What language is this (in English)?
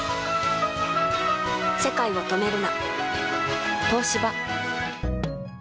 Japanese